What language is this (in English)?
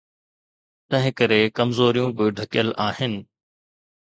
Sindhi